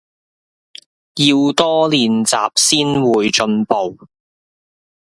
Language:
Cantonese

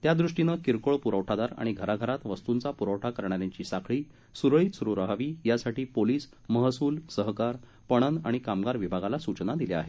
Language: Marathi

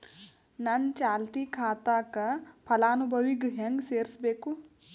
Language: Kannada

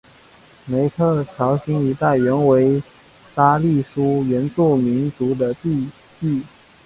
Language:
Chinese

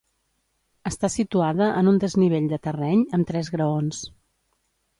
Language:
Catalan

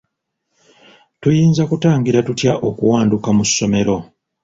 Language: Ganda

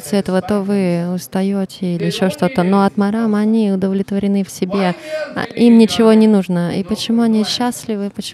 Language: Russian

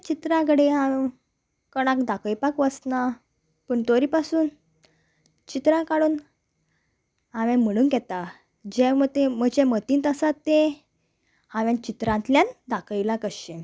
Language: Konkani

